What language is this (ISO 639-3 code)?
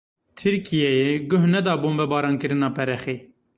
kur